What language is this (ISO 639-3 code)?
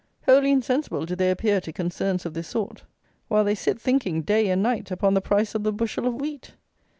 eng